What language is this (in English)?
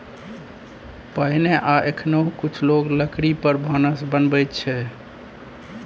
Maithili